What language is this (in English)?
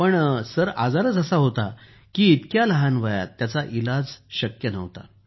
Marathi